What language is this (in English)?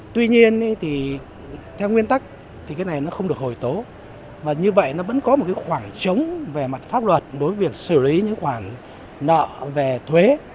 Vietnamese